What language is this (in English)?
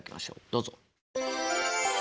Japanese